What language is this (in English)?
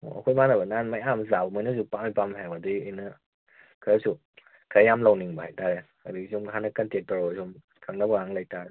Manipuri